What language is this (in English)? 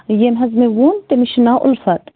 Kashmiri